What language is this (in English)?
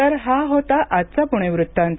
Marathi